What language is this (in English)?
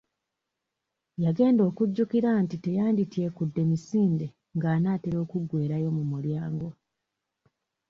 Ganda